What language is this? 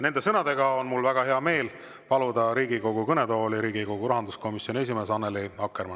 Estonian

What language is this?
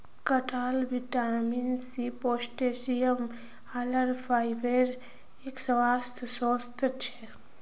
Magahi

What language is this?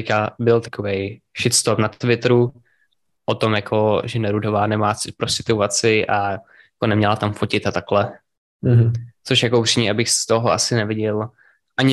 Czech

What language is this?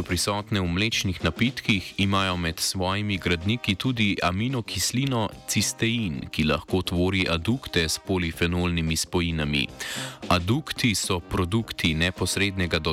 Croatian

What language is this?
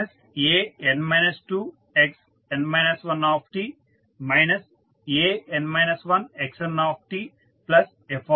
Telugu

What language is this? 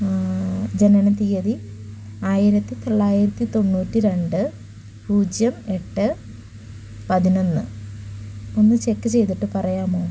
Malayalam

